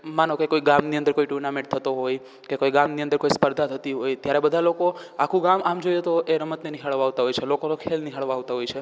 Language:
Gujarati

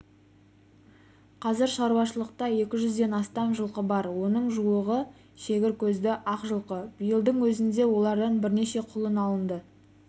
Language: Kazakh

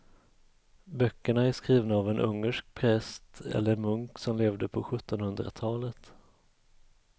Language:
Swedish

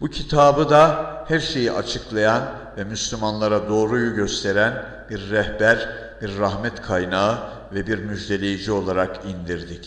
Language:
Turkish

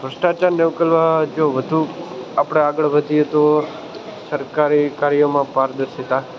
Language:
Gujarati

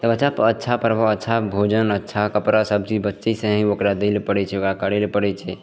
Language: Maithili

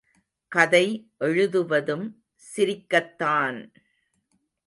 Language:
Tamil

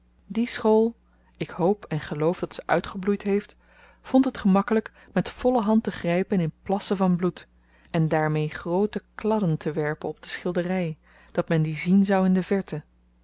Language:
Dutch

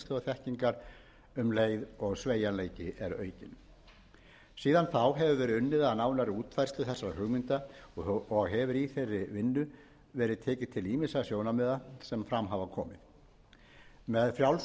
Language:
Icelandic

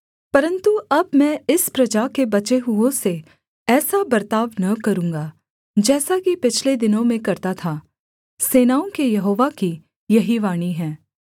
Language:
Hindi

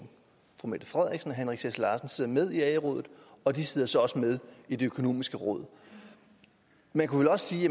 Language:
Danish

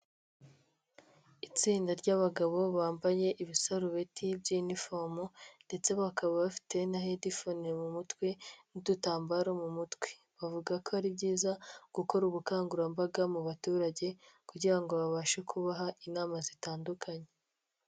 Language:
Kinyarwanda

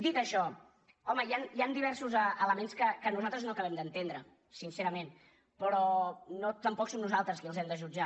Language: Catalan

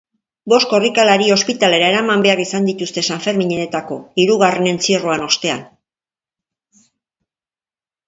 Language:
Basque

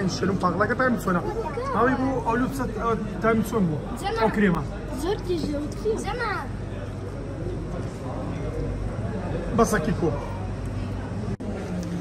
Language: Arabic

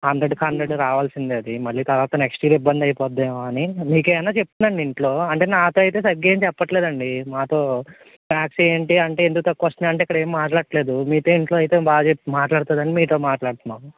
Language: Telugu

